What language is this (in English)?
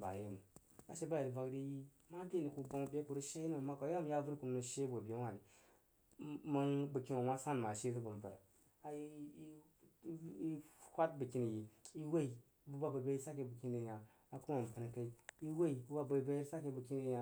Jiba